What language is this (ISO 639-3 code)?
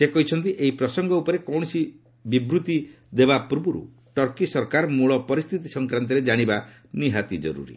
ori